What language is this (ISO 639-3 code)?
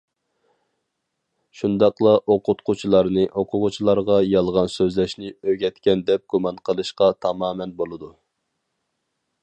uig